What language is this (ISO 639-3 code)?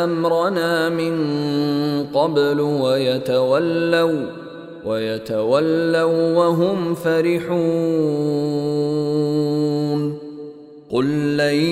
ara